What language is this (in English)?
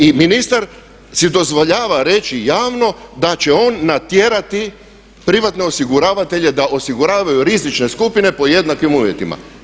Croatian